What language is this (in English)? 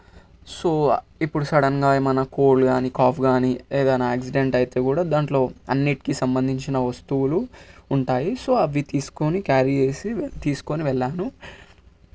Telugu